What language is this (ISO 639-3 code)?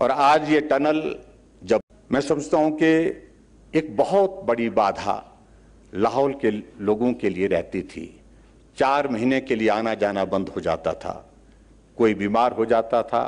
hin